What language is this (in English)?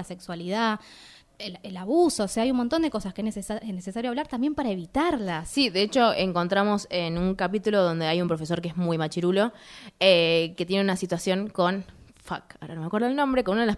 Spanish